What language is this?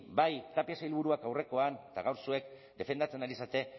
Basque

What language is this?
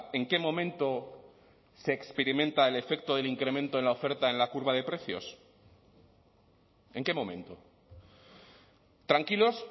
Spanish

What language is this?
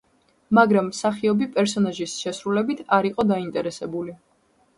Georgian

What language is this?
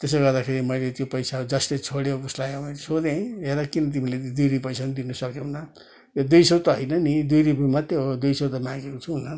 Nepali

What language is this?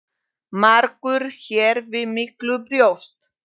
Icelandic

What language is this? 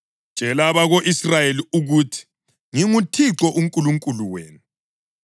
North Ndebele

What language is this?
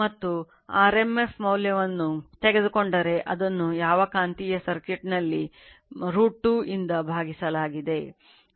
Kannada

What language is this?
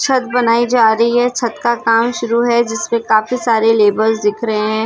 Hindi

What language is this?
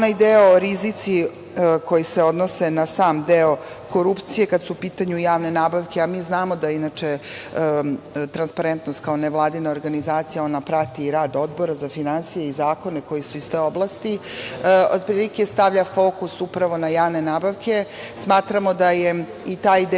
Serbian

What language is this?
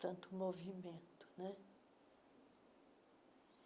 Portuguese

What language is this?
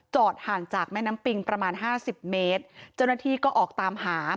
Thai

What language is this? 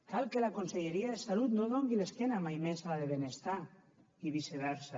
Catalan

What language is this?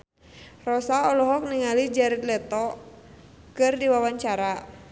Sundanese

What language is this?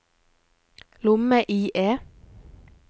Norwegian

